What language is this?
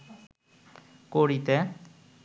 Bangla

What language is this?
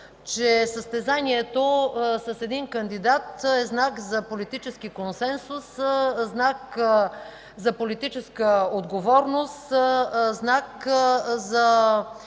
Bulgarian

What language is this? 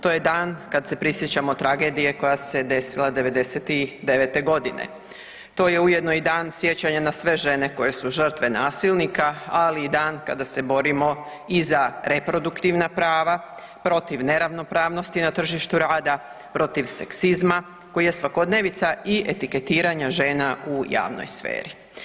Croatian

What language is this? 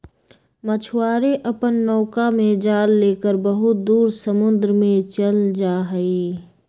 Magahi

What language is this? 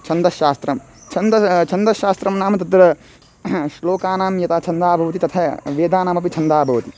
Sanskrit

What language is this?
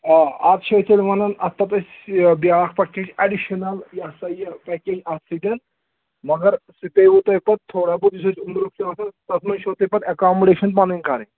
Kashmiri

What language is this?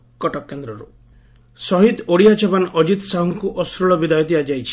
Odia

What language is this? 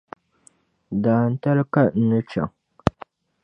Dagbani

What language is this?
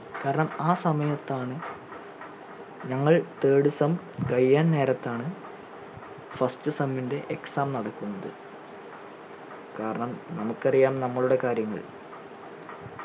Malayalam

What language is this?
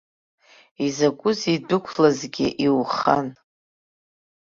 Abkhazian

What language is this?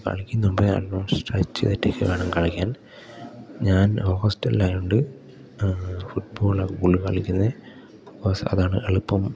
Malayalam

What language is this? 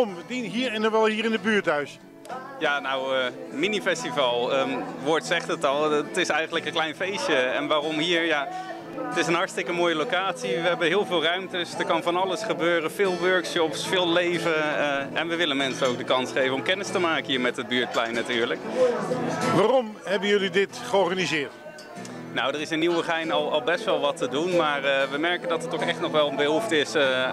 Dutch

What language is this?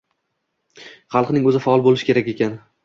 Uzbek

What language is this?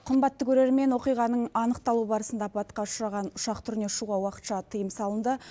Kazakh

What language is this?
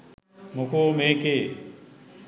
Sinhala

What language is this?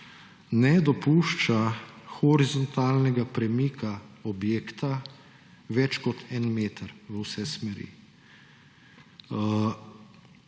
Slovenian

